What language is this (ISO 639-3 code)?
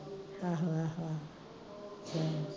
pan